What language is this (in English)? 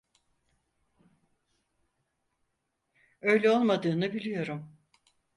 Turkish